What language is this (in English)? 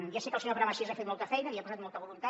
Catalan